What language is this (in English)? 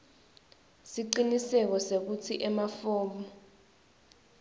Swati